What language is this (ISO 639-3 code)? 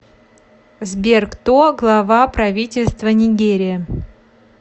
rus